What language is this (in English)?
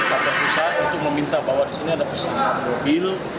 Indonesian